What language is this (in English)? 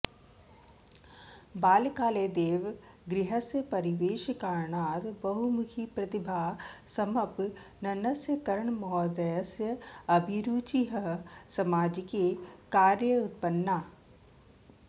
Sanskrit